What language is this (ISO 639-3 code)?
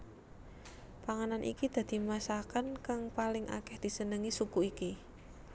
jav